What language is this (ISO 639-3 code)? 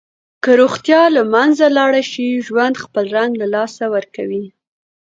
pus